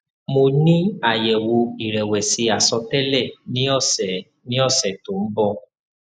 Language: Yoruba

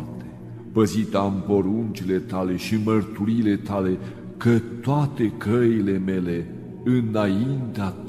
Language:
Romanian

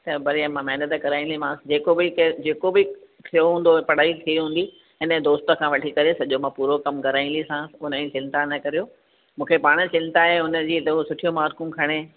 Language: Sindhi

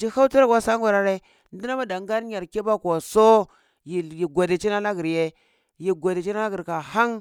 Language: Cibak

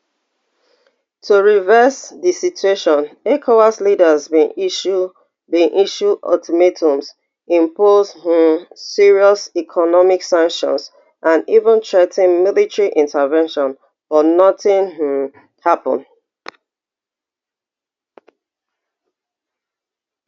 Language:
Nigerian Pidgin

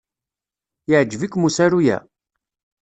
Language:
Kabyle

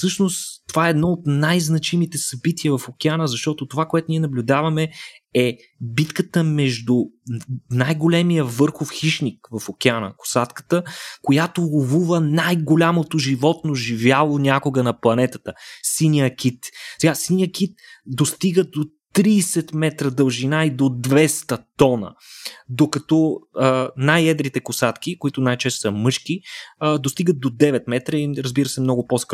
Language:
Bulgarian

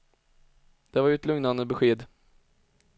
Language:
Swedish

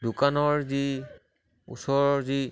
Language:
Assamese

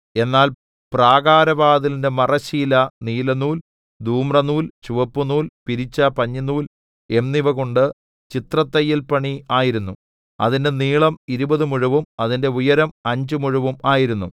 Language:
Malayalam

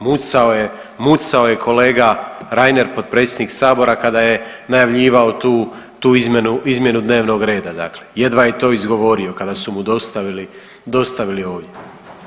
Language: Croatian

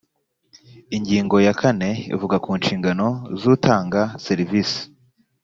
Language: Kinyarwanda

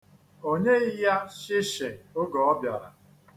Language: Igbo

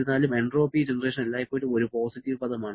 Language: Malayalam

